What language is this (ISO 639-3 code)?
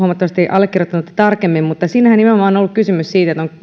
fin